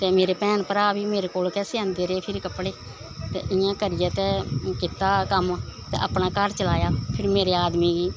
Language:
Dogri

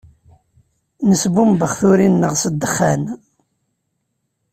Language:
Kabyle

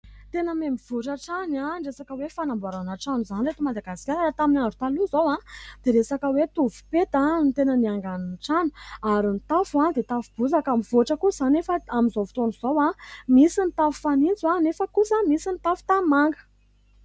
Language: Malagasy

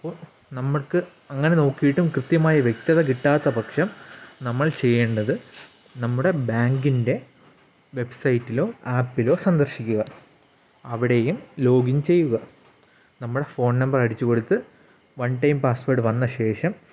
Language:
Malayalam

